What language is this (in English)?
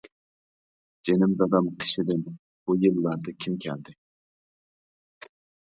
Uyghur